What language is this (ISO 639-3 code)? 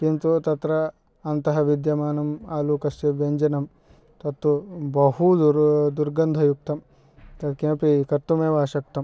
san